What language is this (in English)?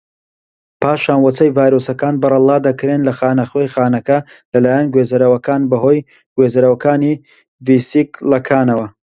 Central Kurdish